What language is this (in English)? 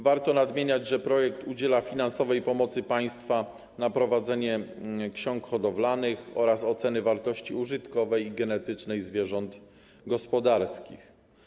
Polish